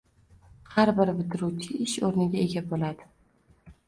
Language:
Uzbek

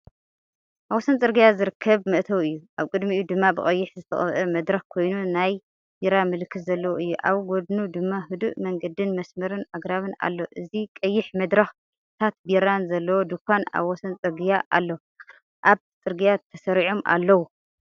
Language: Tigrinya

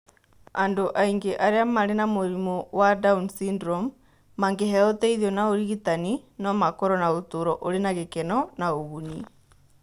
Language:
Kikuyu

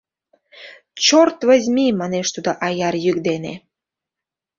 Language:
Mari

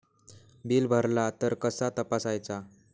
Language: Marathi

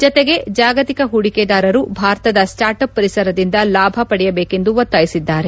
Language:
Kannada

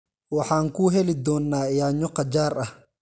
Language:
Somali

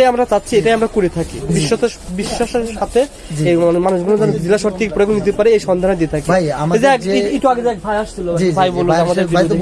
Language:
Bangla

